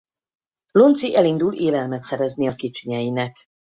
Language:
Hungarian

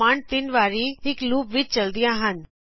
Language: Punjabi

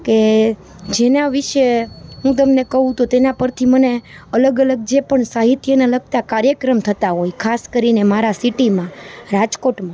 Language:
Gujarati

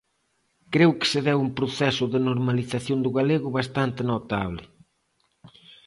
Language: Galician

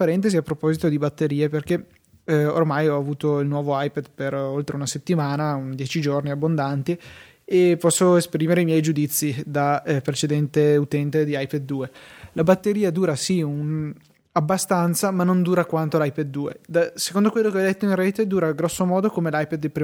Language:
Italian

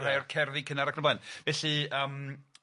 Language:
Welsh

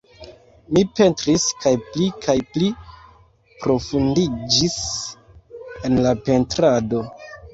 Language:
Esperanto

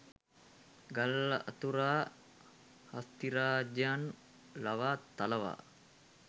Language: Sinhala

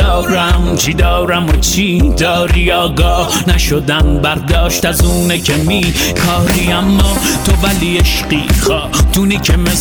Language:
Persian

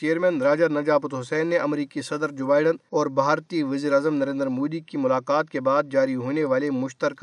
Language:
Urdu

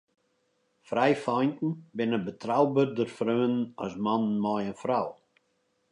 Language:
Western Frisian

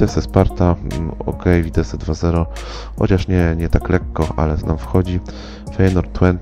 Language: Polish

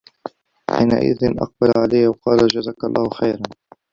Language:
Arabic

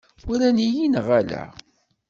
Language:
Kabyle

